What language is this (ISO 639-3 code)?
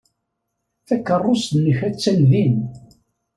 kab